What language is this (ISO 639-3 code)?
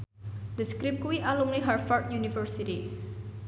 jav